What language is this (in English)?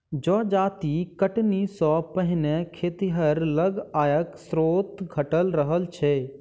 Maithili